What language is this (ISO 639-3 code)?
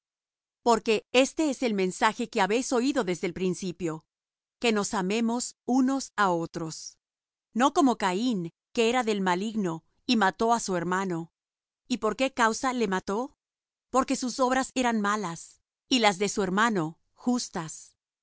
spa